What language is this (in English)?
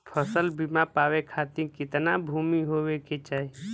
Bhojpuri